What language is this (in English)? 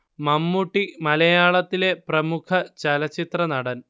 Malayalam